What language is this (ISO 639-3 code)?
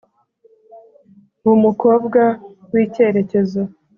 kin